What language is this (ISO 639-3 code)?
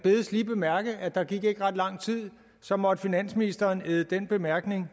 dan